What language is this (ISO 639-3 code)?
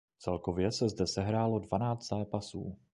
ces